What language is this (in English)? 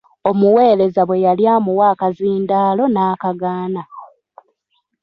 Ganda